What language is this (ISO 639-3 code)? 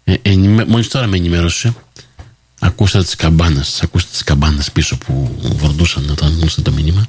ell